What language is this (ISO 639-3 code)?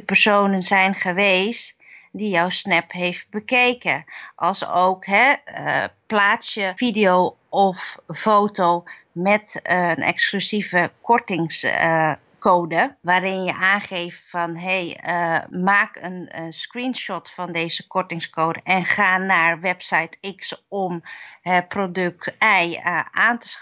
nld